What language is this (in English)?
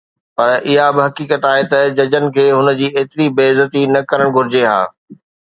Sindhi